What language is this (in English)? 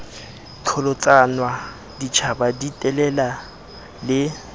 Southern Sotho